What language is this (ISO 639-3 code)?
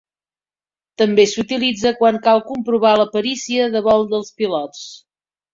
cat